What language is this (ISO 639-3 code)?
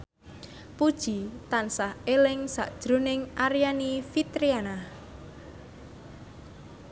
jav